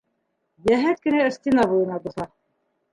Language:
Bashkir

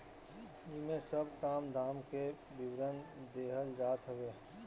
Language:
Bhojpuri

